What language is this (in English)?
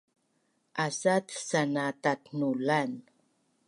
Bunun